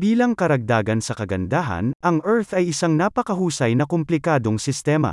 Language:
Filipino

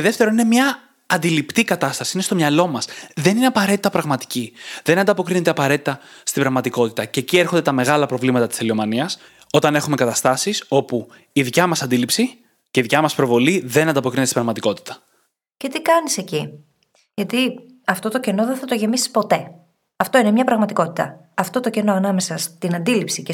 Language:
Greek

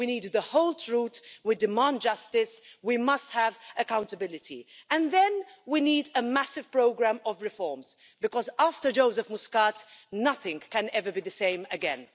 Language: English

